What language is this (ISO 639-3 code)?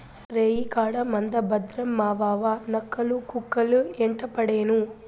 tel